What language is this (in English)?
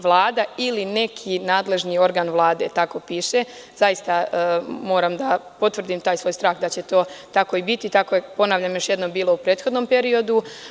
Serbian